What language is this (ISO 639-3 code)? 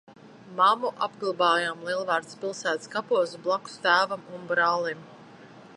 lav